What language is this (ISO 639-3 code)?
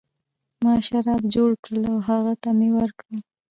pus